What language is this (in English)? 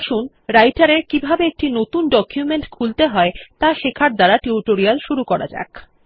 Bangla